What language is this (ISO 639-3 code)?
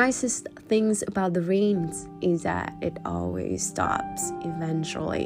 vie